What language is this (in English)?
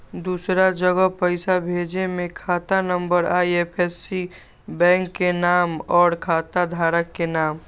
Magahi